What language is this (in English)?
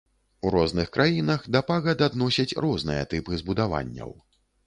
Belarusian